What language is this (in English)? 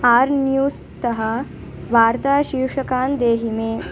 Sanskrit